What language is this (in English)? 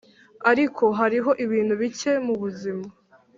Kinyarwanda